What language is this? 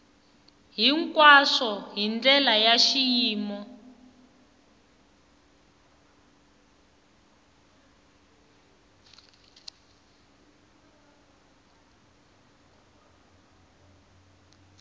Tsonga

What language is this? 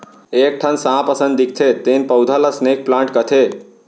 Chhattisgarhi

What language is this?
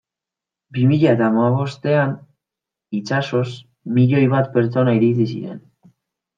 Basque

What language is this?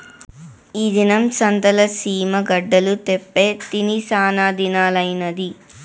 Telugu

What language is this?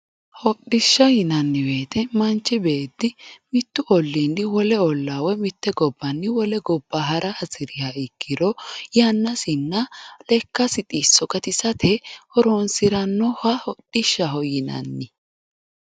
Sidamo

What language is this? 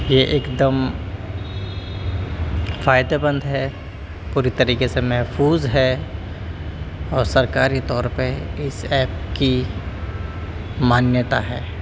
Urdu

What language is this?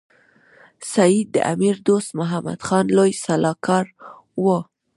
Pashto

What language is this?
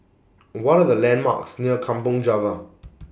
English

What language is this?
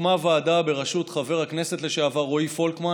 Hebrew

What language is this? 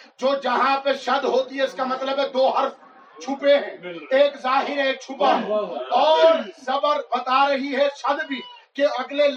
Urdu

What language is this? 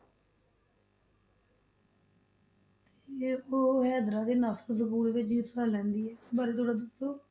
Punjabi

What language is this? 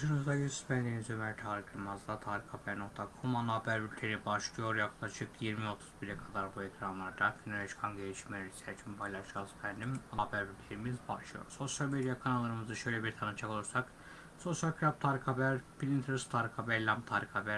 Turkish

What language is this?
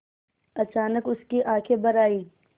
Hindi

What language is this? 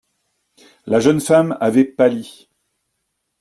French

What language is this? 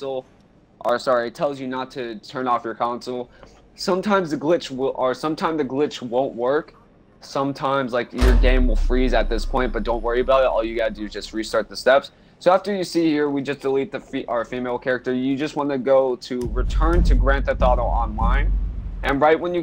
English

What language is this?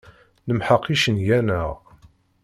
Kabyle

